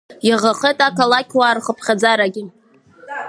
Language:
Abkhazian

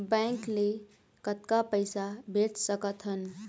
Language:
Chhattisgarhi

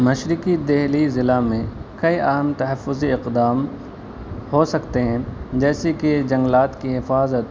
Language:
Urdu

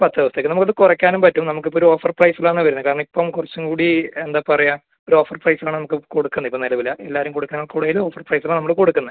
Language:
Malayalam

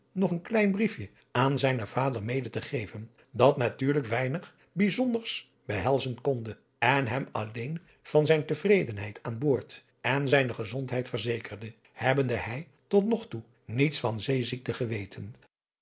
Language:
Dutch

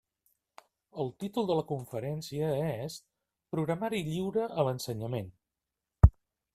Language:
Catalan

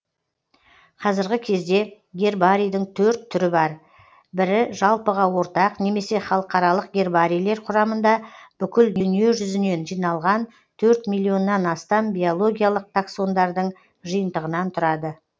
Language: Kazakh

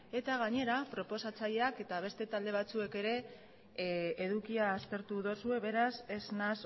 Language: Basque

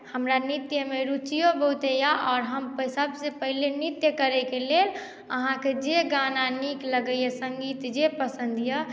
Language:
Maithili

